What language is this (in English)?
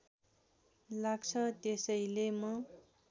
Nepali